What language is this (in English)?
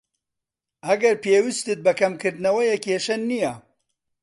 Central Kurdish